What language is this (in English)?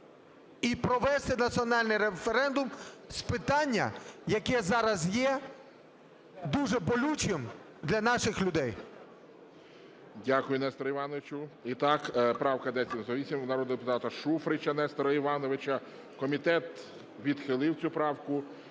Ukrainian